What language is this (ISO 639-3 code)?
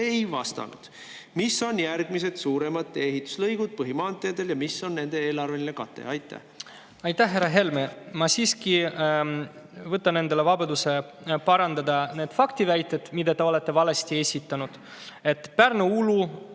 est